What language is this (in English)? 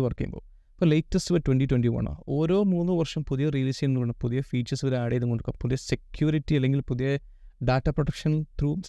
Malayalam